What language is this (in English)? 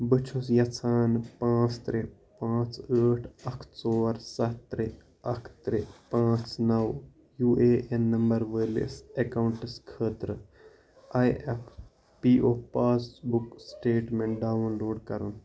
Kashmiri